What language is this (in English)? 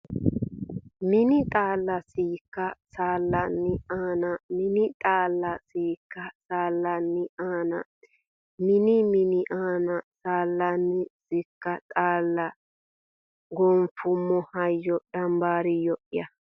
Sidamo